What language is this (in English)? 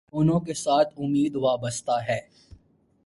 Urdu